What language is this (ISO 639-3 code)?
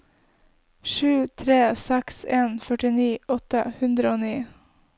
nor